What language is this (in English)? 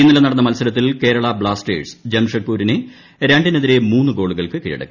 Malayalam